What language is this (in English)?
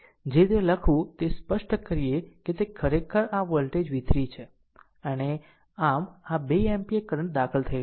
Gujarati